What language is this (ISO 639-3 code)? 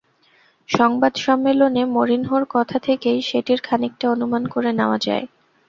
ben